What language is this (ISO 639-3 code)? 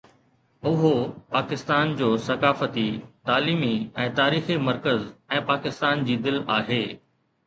snd